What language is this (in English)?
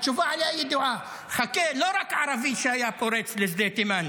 Hebrew